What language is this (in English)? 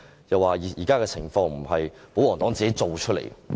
Cantonese